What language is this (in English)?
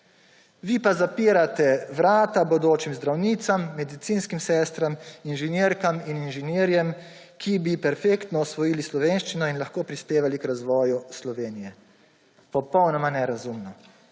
Slovenian